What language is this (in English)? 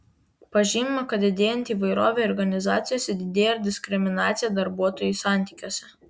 Lithuanian